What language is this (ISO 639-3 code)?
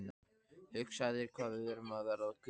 isl